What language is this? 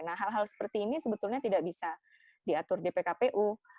Indonesian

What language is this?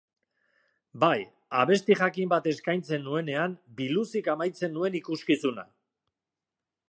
Basque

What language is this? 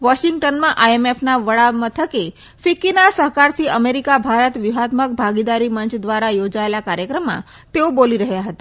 Gujarati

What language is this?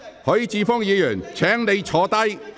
Cantonese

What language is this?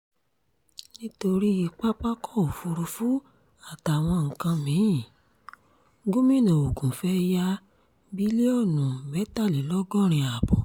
Yoruba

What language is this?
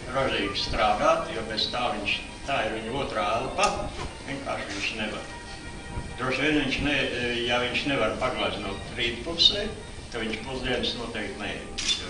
Latvian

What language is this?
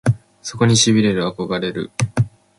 Japanese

